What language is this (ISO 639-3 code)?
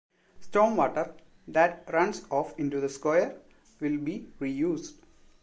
eng